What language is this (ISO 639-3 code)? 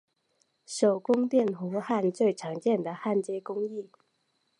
zho